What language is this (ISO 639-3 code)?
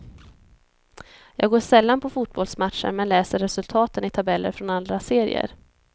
swe